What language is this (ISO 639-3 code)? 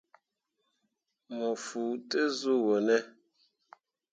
mua